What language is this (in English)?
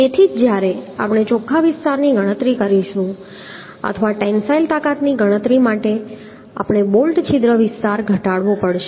Gujarati